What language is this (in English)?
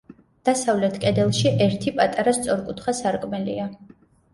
Georgian